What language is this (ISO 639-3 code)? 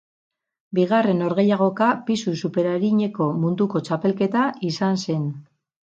eus